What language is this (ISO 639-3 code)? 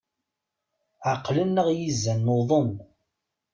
kab